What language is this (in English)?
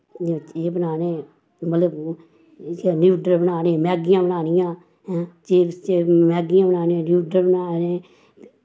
Dogri